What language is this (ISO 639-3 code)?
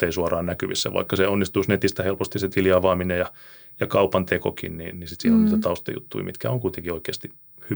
fin